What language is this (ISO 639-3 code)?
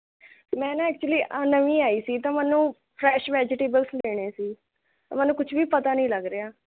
pan